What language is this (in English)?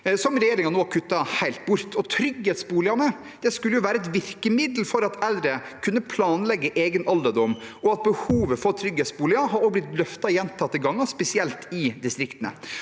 Norwegian